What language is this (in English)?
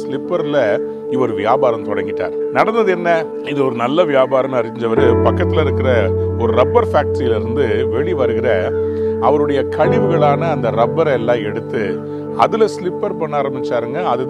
Tamil